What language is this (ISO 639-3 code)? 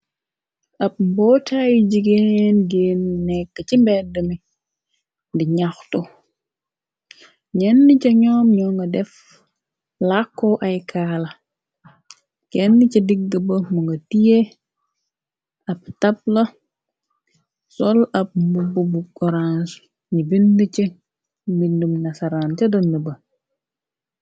wol